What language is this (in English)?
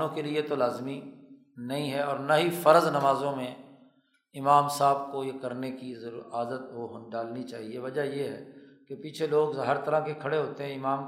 Urdu